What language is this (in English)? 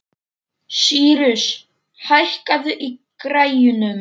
Icelandic